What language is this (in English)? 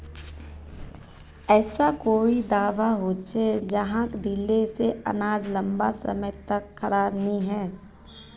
Magahi